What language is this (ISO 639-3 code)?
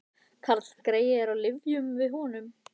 isl